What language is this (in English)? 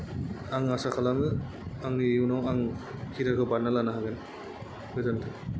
Bodo